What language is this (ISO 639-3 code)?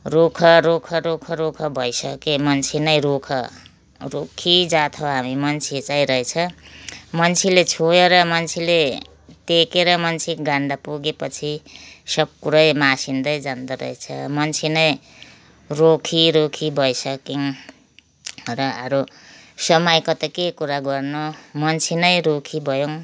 nep